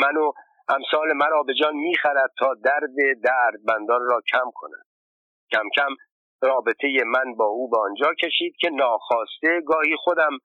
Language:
Persian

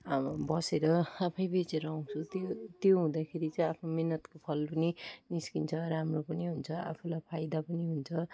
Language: Nepali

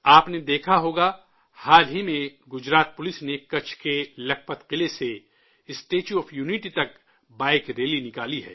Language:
Urdu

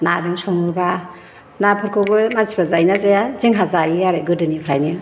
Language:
Bodo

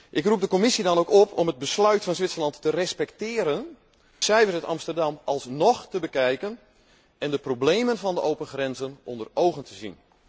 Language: Dutch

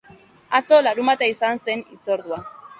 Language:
Basque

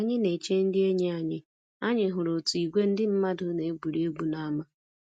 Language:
Igbo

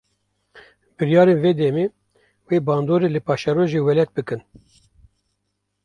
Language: Kurdish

